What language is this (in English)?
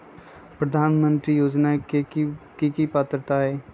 Magahi